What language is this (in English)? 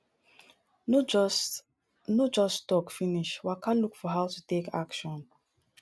Nigerian Pidgin